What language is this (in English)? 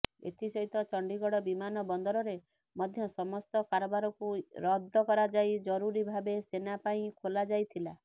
Odia